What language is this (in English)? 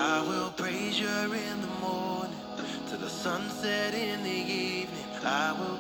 Malay